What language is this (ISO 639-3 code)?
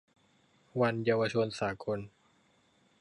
tha